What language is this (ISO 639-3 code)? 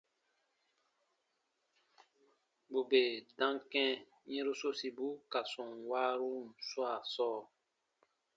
bba